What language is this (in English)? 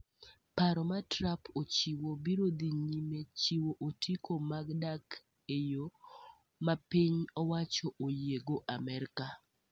Luo (Kenya and Tanzania)